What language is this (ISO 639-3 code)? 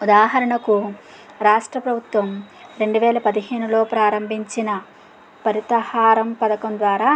tel